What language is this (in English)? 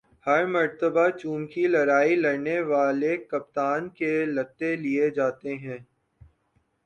Urdu